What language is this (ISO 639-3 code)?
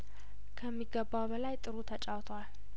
amh